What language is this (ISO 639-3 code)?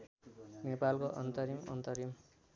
nep